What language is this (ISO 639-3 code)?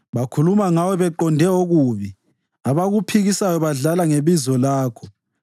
nde